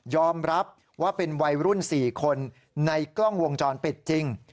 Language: Thai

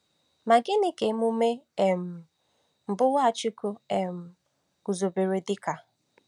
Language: Igbo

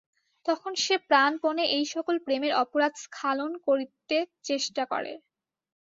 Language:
Bangla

